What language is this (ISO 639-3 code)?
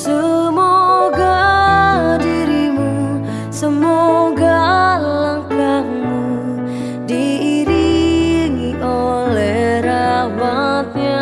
ind